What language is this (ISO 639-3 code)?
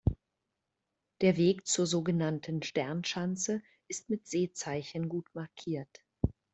deu